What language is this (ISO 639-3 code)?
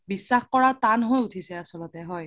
asm